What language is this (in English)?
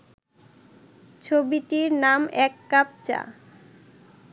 Bangla